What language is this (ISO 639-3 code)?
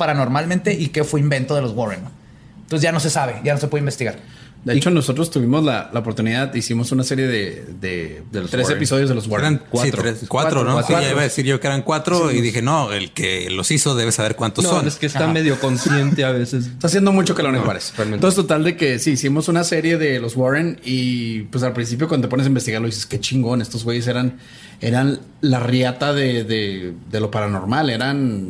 spa